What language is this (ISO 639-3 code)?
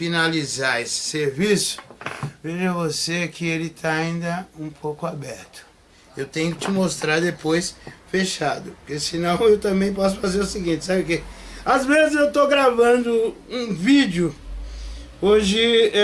por